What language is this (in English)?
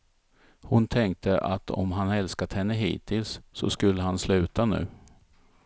Swedish